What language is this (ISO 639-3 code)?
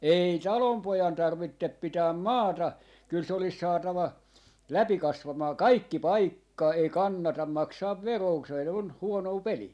fin